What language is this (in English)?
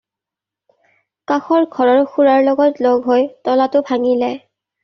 Assamese